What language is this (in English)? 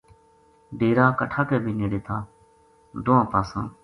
Gujari